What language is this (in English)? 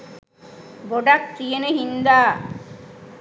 Sinhala